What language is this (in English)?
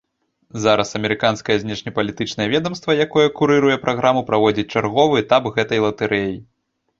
Belarusian